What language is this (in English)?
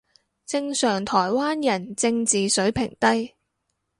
Cantonese